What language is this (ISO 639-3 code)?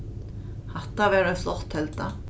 fao